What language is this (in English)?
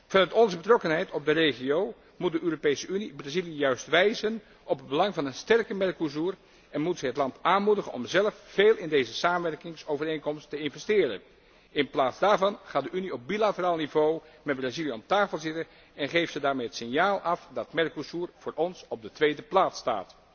Dutch